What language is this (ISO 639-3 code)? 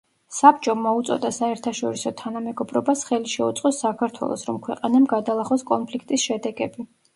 kat